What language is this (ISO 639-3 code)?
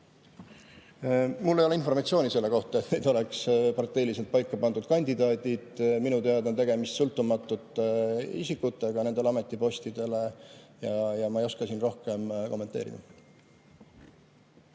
est